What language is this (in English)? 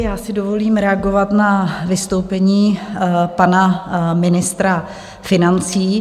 Czech